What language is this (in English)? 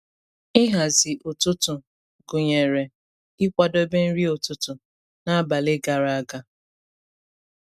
Igbo